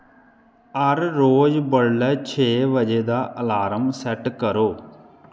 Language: Dogri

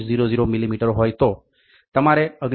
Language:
Gujarati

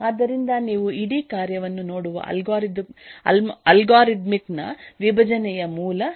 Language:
Kannada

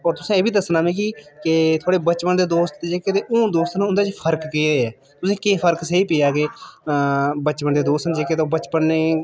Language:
Dogri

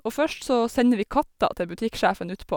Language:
Norwegian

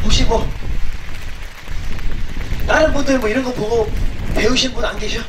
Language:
Korean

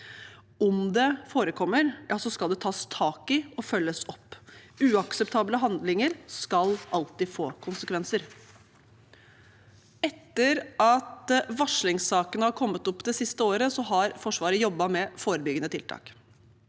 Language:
Norwegian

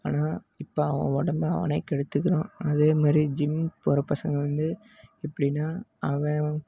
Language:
Tamil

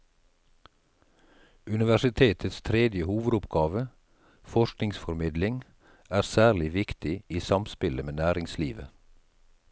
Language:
Norwegian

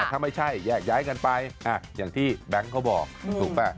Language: Thai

